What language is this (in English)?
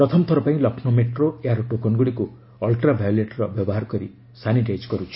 Odia